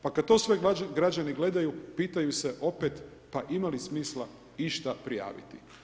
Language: Croatian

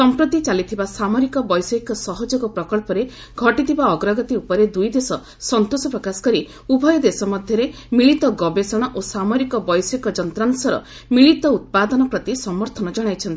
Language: Odia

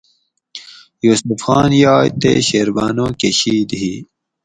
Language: Gawri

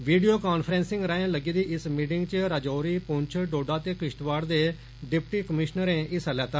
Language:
Dogri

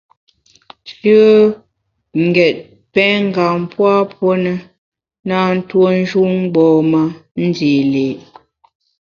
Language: Bamun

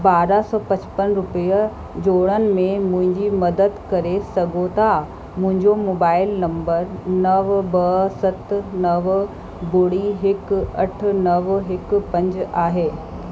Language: Sindhi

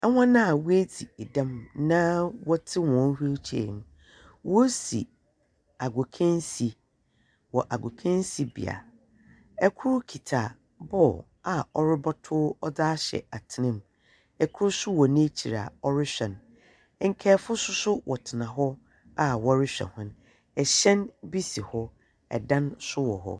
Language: Akan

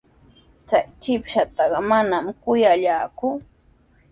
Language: Sihuas Ancash Quechua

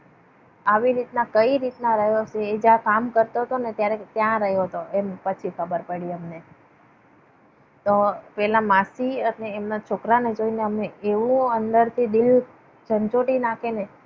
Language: Gujarati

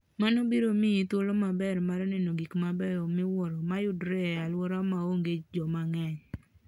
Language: Luo (Kenya and Tanzania)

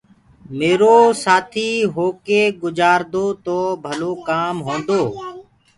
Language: Gurgula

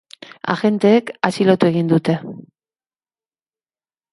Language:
Basque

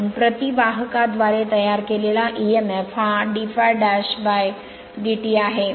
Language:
Marathi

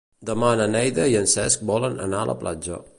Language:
Catalan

